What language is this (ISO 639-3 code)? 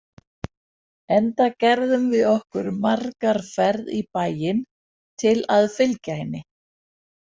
isl